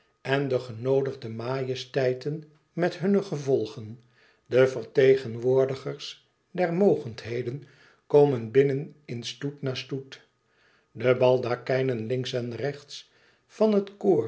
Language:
Dutch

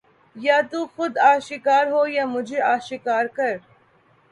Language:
Urdu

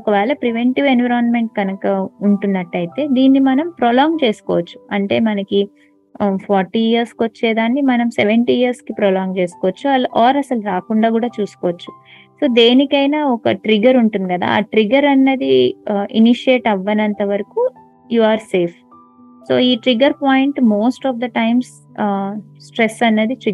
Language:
Telugu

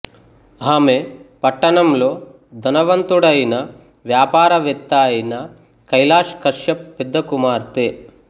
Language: Telugu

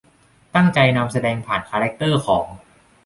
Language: Thai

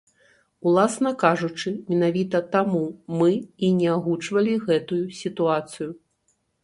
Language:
Belarusian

